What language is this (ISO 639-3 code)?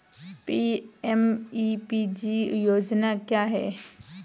hin